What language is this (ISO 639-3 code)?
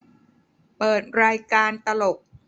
tha